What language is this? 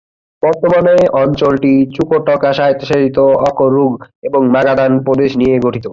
Bangla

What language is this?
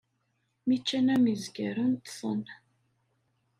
Kabyle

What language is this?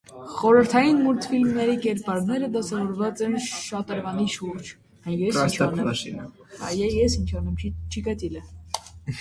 Armenian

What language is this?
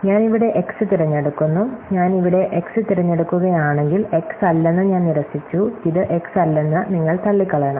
Malayalam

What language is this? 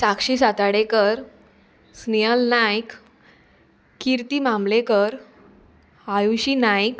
Konkani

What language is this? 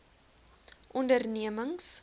Afrikaans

